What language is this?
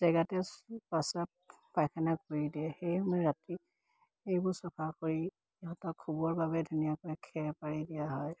Assamese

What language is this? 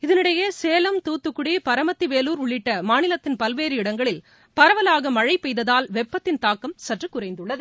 Tamil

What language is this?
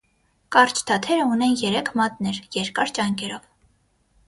Armenian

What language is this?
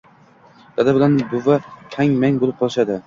Uzbek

